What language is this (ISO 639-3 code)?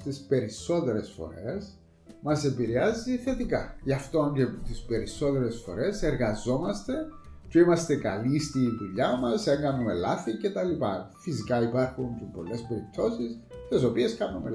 ell